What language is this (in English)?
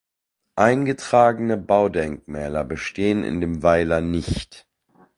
German